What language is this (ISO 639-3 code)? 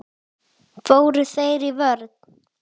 isl